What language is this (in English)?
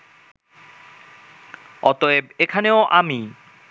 Bangla